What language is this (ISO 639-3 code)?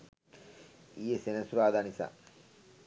sin